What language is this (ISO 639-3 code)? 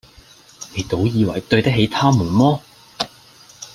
yue